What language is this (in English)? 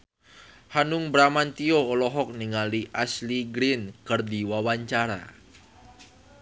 Sundanese